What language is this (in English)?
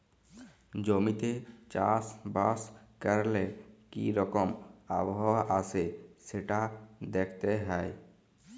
Bangla